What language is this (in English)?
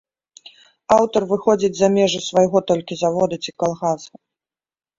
Belarusian